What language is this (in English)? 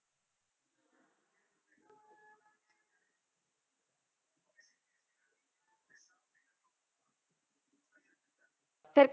Punjabi